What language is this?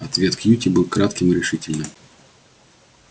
Russian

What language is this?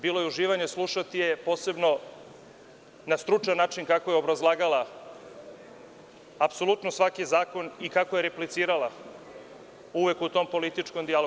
Serbian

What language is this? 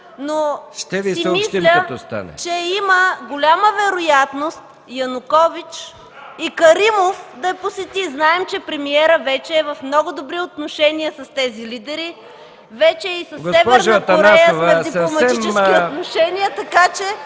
Bulgarian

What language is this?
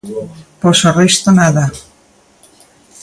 Galician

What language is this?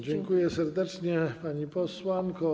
Polish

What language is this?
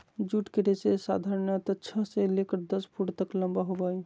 Magahi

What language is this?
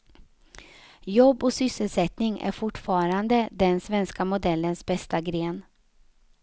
Swedish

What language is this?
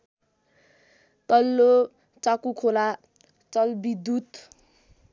Nepali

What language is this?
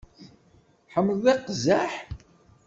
Kabyle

